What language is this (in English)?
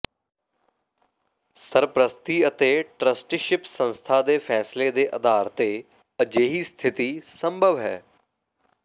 Punjabi